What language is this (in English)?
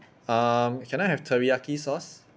English